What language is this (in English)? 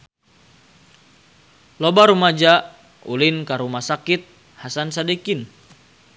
Sundanese